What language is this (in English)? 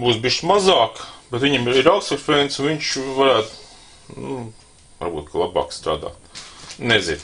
Latvian